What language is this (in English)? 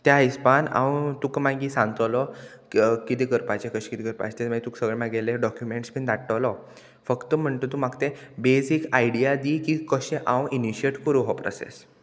Konkani